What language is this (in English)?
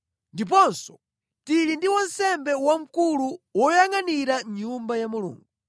Nyanja